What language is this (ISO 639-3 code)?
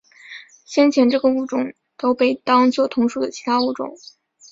zho